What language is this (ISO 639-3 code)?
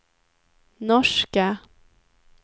swe